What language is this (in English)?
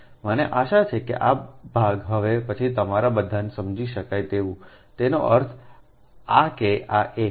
Gujarati